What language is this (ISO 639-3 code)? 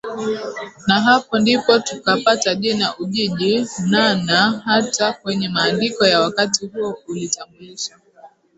swa